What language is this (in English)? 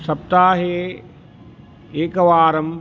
Sanskrit